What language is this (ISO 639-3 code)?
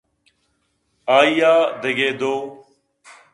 bgp